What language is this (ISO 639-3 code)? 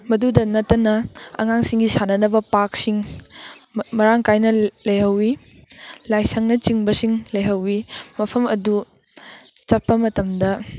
mni